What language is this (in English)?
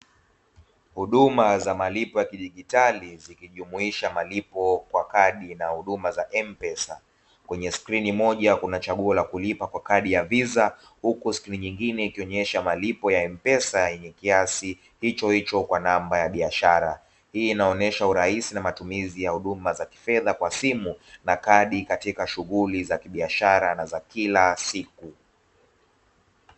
Swahili